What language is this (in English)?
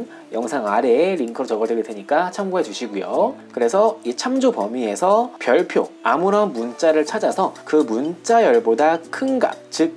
Korean